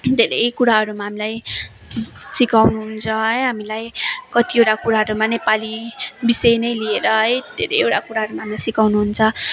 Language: Nepali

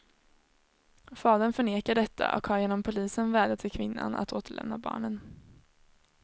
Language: Swedish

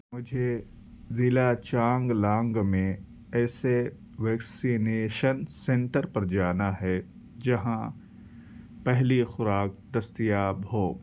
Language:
Urdu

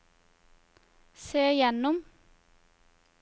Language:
Norwegian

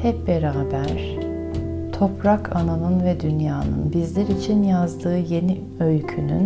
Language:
Turkish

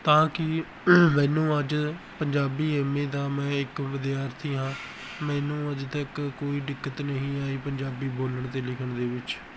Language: Punjabi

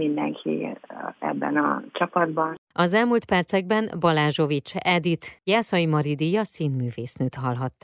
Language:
Hungarian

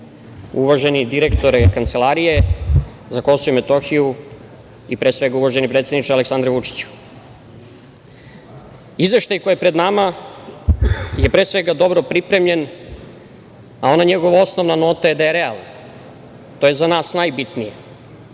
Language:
Serbian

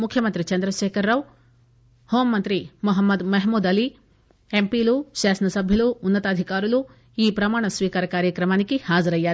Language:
Telugu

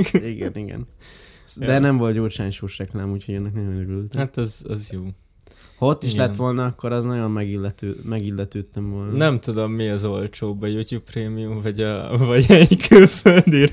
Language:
Hungarian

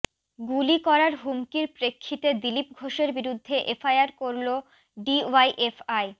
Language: Bangla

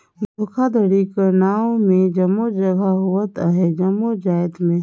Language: Chhattisgarhi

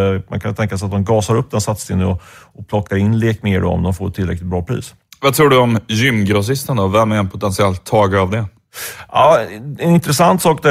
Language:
Swedish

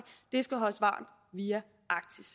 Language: Danish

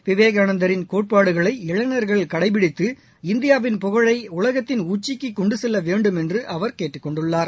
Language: Tamil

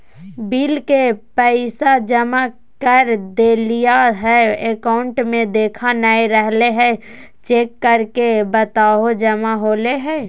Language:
Magahi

